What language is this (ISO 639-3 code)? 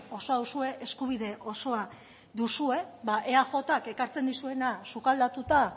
eus